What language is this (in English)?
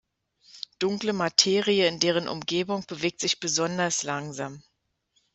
German